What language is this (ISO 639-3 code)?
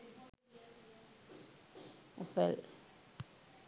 sin